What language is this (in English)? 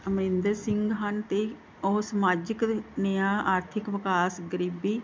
Punjabi